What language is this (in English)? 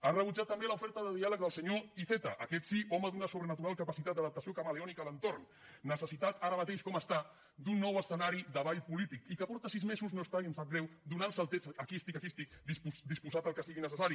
Catalan